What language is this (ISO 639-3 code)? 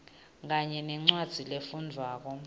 ssw